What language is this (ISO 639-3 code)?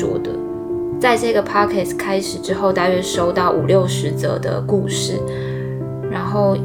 zho